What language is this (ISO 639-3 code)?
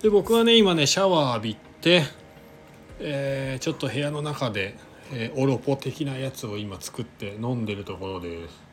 jpn